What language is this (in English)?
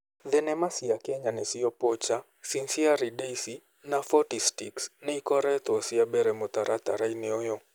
Kikuyu